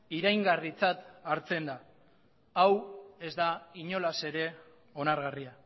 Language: Basque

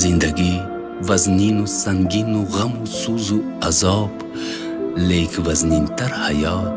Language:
Persian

